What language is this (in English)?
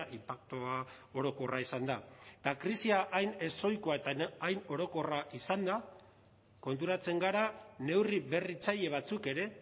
Basque